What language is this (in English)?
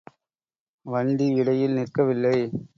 Tamil